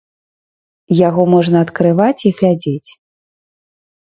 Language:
Belarusian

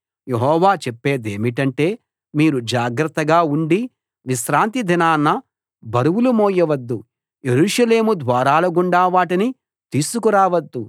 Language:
Telugu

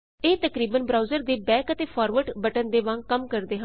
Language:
Punjabi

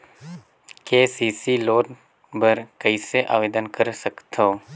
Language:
Chhattisgarhi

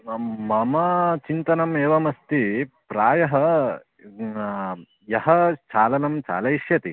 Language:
Sanskrit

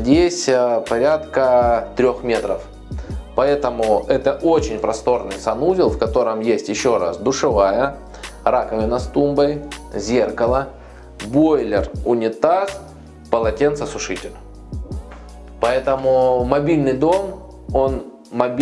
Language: Russian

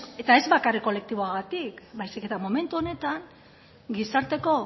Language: Basque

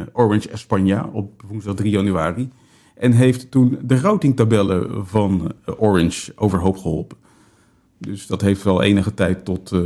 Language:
Dutch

